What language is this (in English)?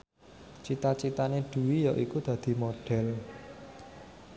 Javanese